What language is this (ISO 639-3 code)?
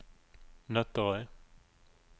nor